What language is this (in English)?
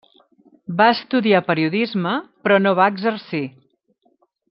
Catalan